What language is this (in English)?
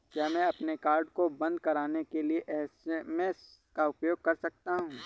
Hindi